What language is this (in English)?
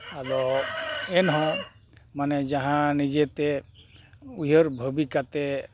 Santali